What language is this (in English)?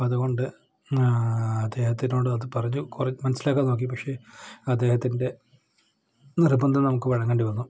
Malayalam